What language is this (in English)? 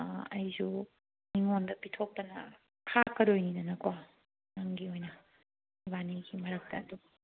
Manipuri